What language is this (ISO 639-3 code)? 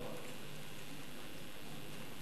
heb